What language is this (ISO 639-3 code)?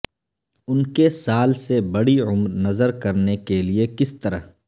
urd